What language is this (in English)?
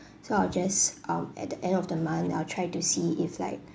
English